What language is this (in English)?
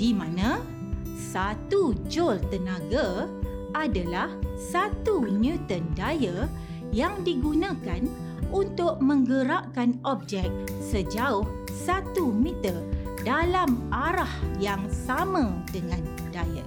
Malay